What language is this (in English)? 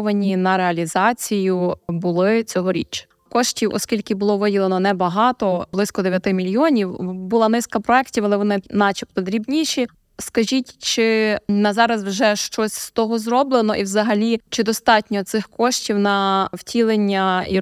Ukrainian